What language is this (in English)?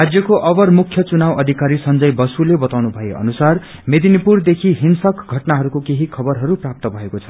Nepali